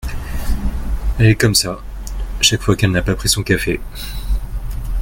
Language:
French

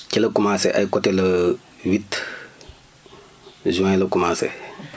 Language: Wolof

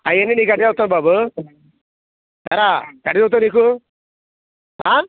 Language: Telugu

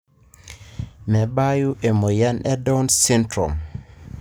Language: Masai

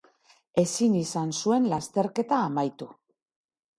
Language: Basque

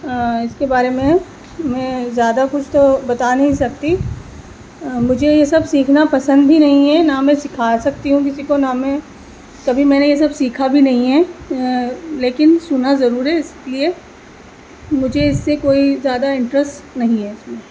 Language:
Urdu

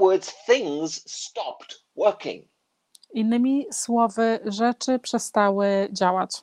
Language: Polish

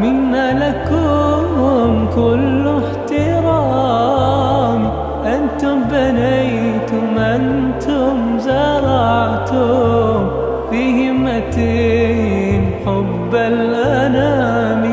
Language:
Arabic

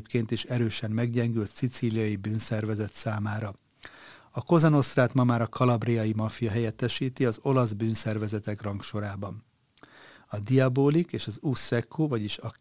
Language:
Hungarian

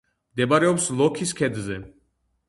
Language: Georgian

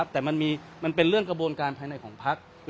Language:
Thai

